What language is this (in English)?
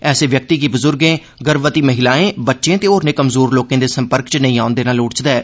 Dogri